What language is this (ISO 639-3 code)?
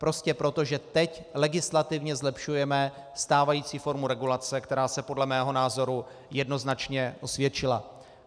ces